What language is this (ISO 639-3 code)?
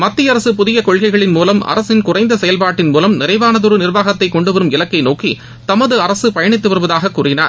tam